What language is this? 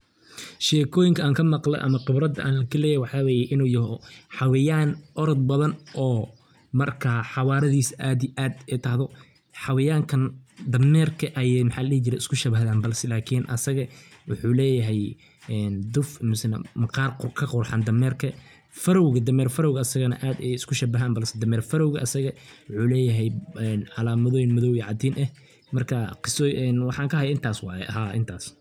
Somali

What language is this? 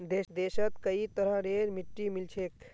Magahi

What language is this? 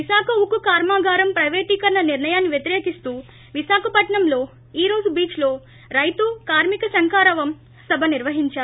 Telugu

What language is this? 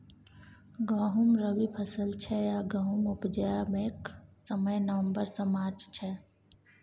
Maithili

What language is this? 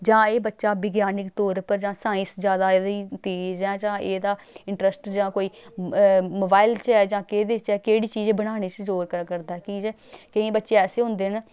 Dogri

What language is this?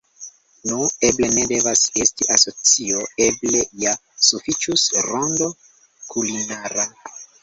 Esperanto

